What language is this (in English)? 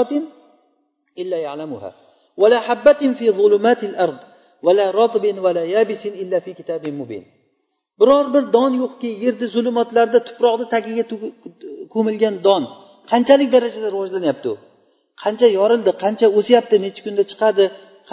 Bulgarian